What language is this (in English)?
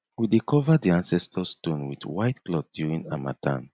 Nigerian Pidgin